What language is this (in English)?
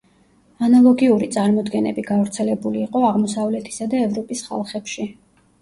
Georgian